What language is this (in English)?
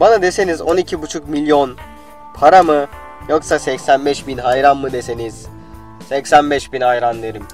Turkish